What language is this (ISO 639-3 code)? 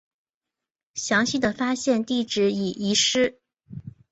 zho